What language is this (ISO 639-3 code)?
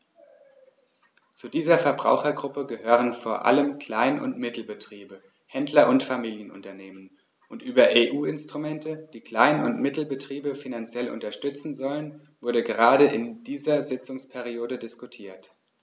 deu